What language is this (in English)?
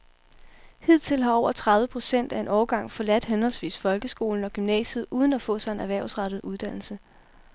Danish